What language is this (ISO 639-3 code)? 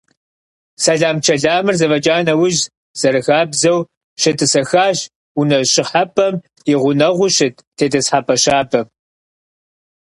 kbd